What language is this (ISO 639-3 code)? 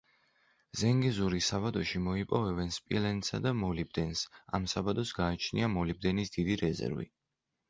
kat